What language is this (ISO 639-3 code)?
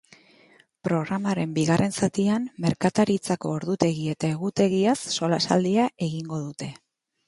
eus